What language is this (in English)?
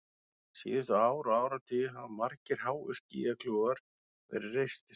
Icelandic